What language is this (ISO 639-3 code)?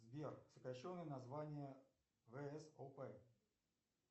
rus